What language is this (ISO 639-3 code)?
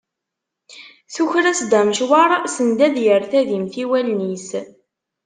kab